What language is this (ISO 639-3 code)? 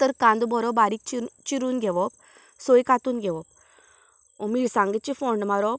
kok